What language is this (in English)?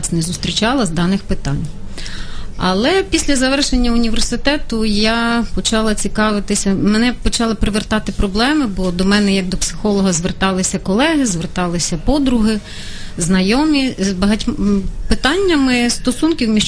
Ukrainian